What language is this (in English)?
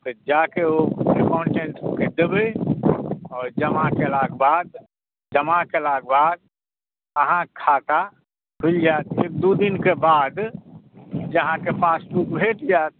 Maithili